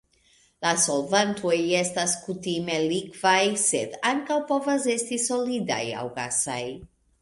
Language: Esperanto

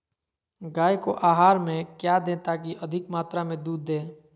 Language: Magahi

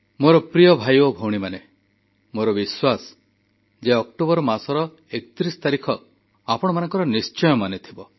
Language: Odia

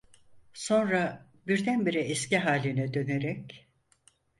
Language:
Turkish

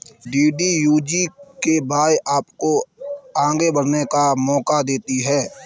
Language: Hindi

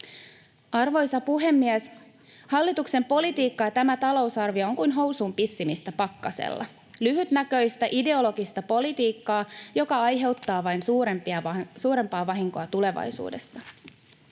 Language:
Finnish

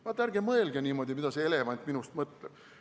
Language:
Estonian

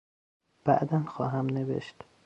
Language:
Persian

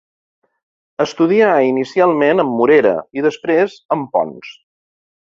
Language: Catalan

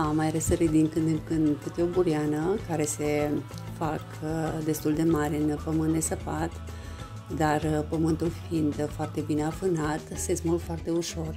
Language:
Romanian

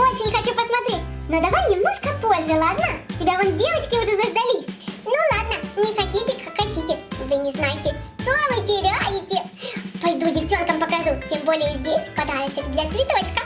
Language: Russian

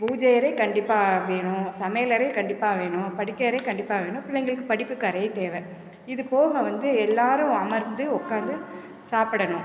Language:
Tamil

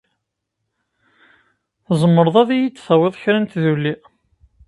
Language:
Kabyle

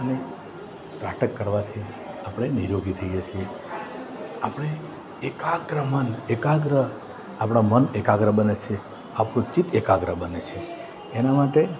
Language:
Gujarati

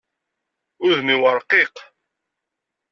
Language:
Kabyle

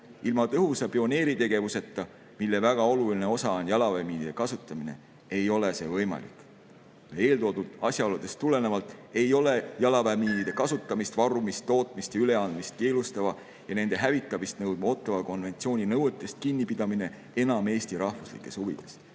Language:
Estonian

